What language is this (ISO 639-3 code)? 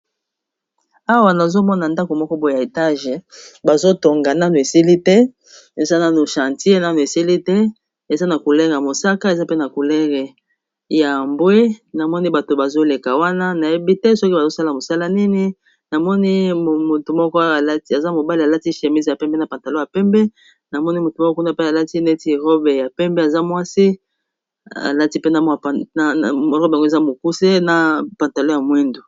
lin